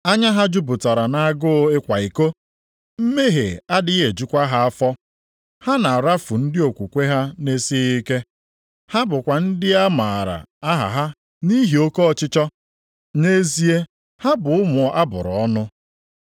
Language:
Igbo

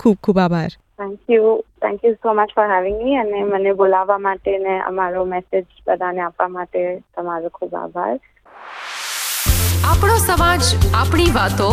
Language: Gujarati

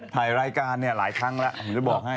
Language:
Thai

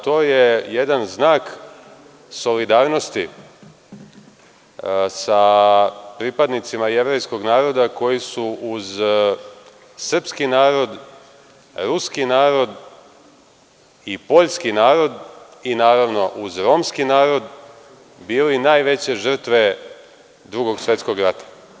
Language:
Serbian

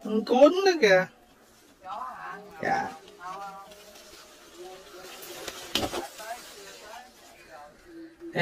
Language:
Vietnamese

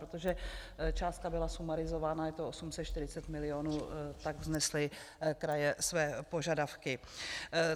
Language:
Czech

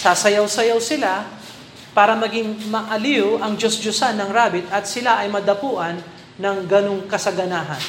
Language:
Filipino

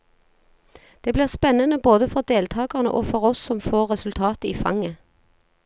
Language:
Norwegian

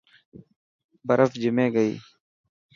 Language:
Dhatki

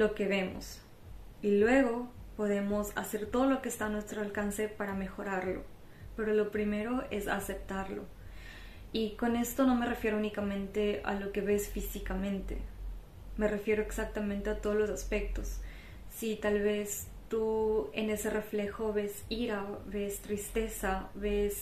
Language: Spanish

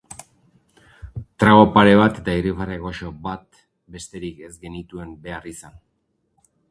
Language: Basque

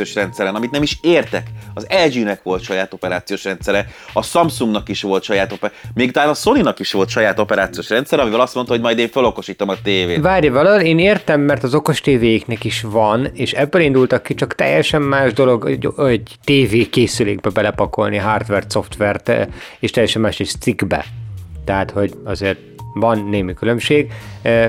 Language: Hungarian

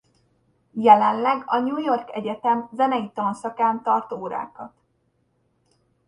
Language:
Hungarian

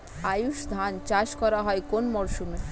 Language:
Bangla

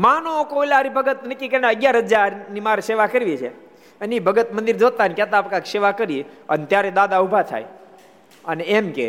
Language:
Gujarati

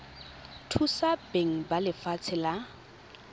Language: Tswana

